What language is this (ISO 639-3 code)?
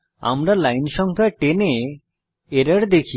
ben